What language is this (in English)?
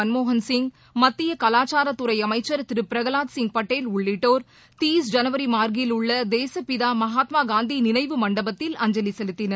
Tamil